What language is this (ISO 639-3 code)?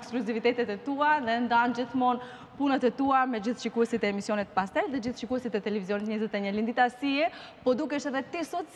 ron